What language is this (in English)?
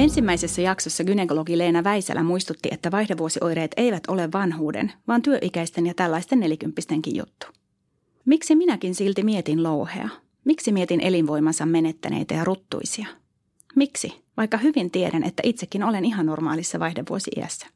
Finnish